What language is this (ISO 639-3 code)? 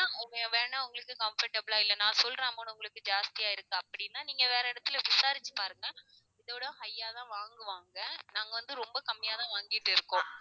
tam